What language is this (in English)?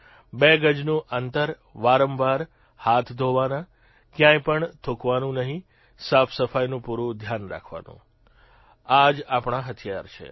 Gujarati